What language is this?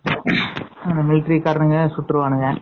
Tamil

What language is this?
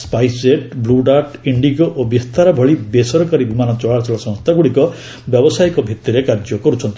Odia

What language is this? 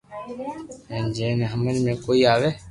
Loarki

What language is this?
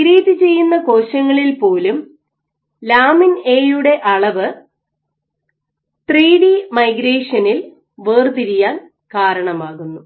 Malayalam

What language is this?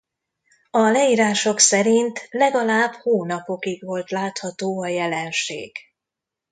Hungarian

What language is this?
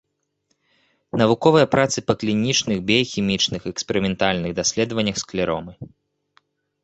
Belarusian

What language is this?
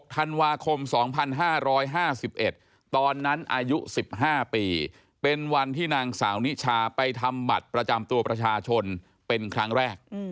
Thai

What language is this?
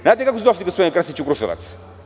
Serbian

